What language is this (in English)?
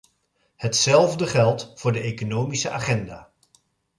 Dutch